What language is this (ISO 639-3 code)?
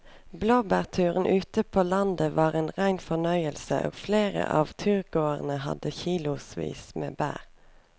nor